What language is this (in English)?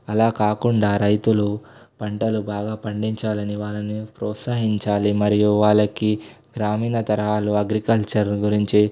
Telugu